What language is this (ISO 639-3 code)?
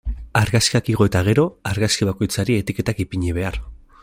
eus